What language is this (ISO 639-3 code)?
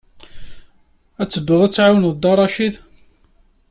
kab